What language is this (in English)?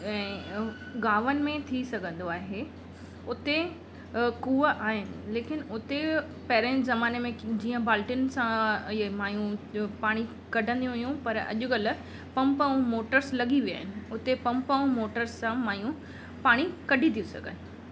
Sindhi